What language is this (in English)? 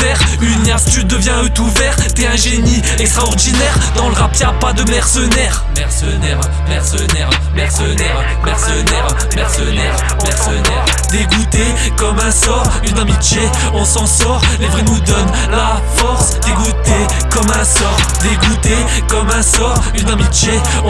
French